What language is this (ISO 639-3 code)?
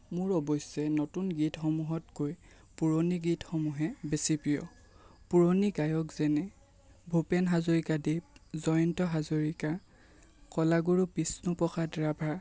asm